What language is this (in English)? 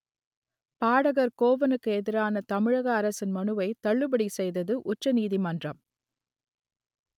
Tamil